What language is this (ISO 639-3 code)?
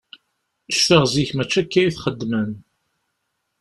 kab